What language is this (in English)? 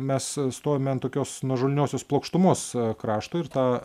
Lithuanian